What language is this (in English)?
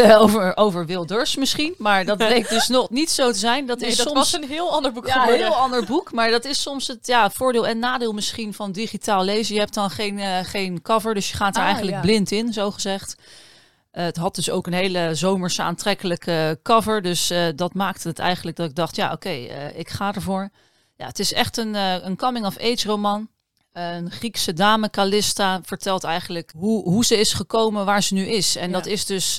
Dutch